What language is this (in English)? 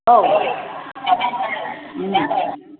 Bodo